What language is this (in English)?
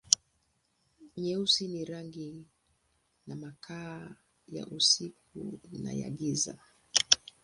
Swahili